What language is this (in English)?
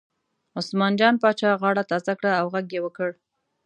Pashto